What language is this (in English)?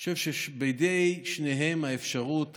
Hebrew